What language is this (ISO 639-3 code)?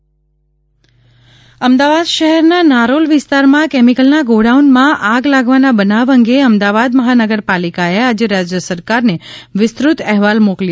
guj